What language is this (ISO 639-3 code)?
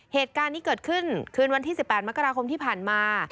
tha